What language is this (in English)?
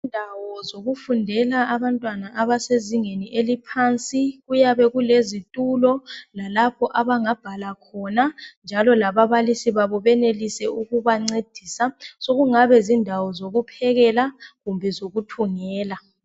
North Ndebele